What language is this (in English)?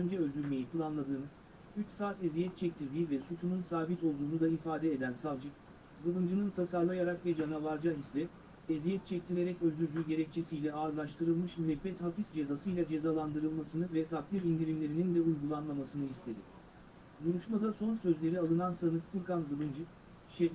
Turkish